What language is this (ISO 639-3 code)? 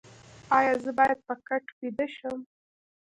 pus